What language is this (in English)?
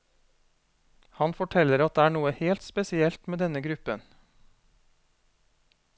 Norwegian